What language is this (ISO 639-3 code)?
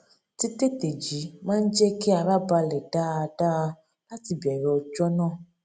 yor